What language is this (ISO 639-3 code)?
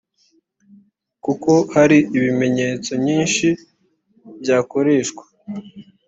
kin